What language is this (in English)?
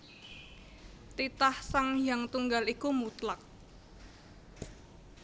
Javanese